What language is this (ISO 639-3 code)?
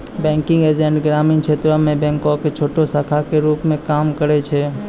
mai